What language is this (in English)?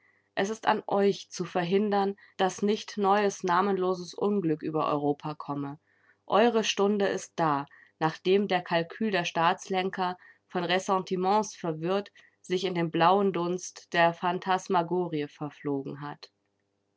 German